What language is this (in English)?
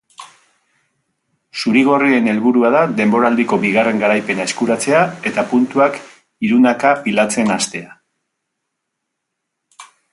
Basque